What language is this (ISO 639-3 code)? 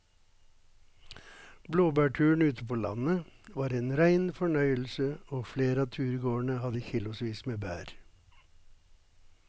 nor